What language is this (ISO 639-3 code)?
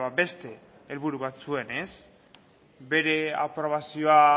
eus